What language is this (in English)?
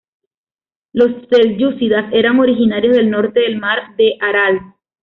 Spanish